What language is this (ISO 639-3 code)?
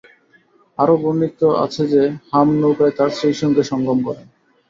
ben